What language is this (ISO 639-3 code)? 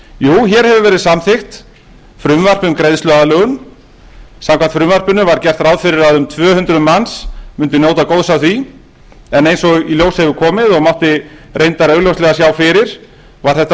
isl